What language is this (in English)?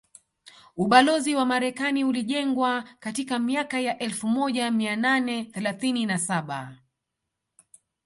Swahili